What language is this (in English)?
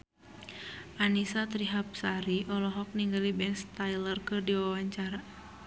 Sundanese